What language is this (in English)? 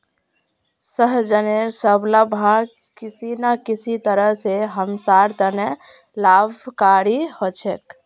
Magahi